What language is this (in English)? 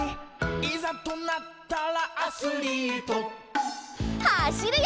Japanese